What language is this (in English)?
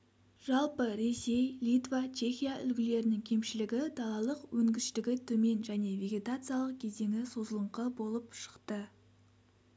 Kazakh